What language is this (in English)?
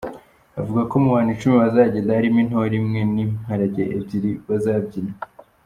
Kinyarwanda